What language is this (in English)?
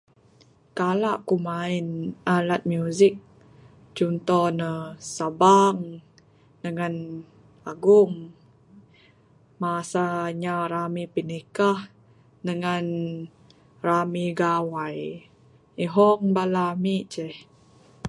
Bukar-Sadung Bidayuh